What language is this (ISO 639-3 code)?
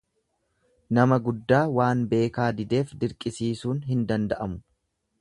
orm